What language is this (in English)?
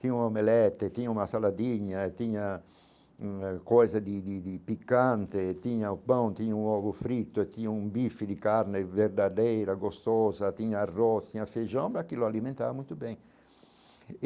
Portuguese